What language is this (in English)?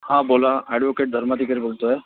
Marathi